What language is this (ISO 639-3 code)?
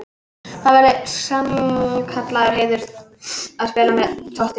isl